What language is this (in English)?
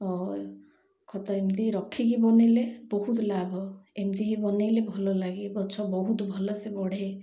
Odia